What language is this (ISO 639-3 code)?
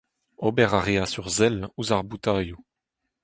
bre